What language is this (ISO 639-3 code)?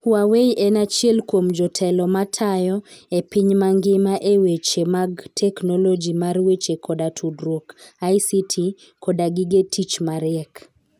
luo